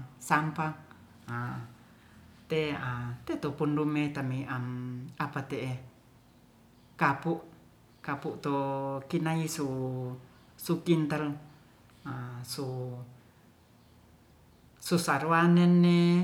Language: Ratahan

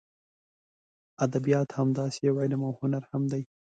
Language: Pashto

